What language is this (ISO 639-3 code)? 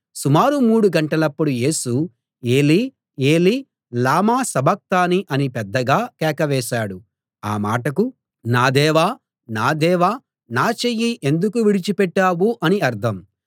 tel